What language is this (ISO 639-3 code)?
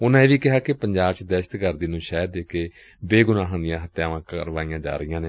pan